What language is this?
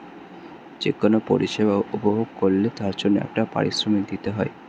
Bangla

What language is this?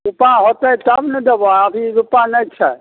Maithili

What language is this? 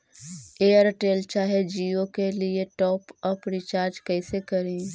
Magahi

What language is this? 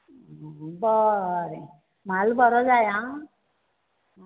Konkani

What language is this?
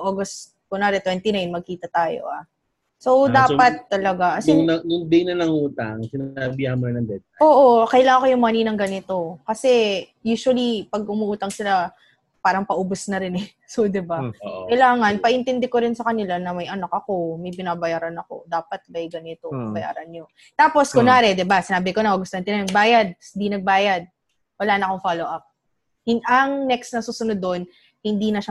Filipino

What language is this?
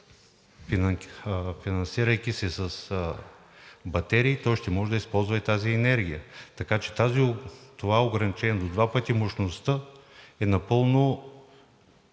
Bulgarian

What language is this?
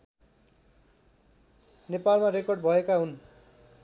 Nepali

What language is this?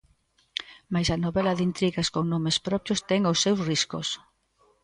Galician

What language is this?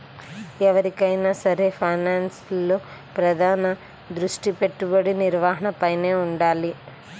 Telugu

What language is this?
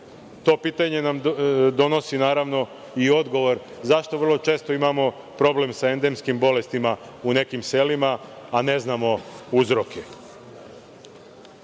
Serbian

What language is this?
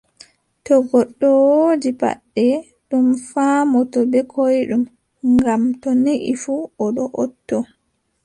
Adamawa Fulfulde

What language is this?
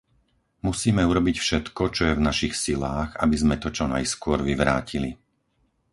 Slovak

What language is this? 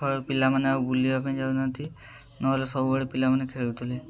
Odia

